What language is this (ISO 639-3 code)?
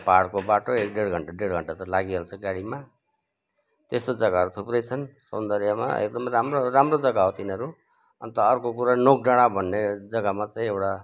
nep